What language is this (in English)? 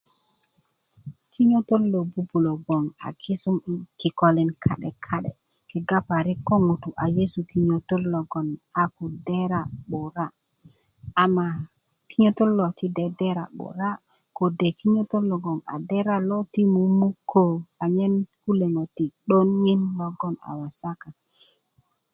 Kuku